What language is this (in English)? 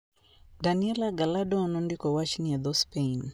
Luo (Kenya and Tanzania)